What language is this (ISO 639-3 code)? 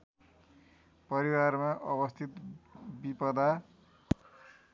nep